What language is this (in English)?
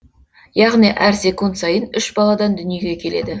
Kazakh